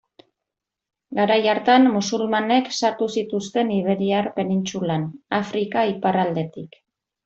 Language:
Basque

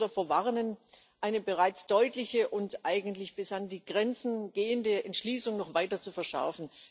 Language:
German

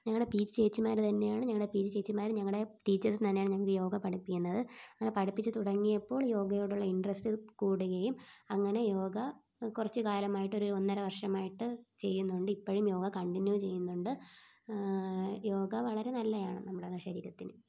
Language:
Malayalam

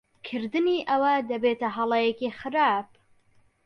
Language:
Central Kurdish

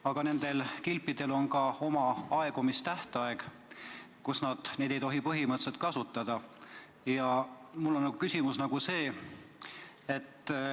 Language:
Estonian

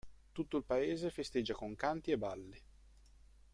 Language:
Italian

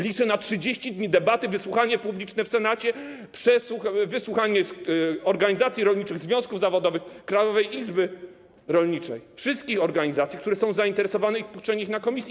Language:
Polish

